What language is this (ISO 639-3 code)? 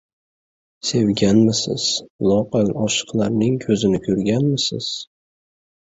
uzb